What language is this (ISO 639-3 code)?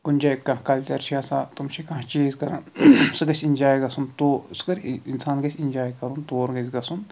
kas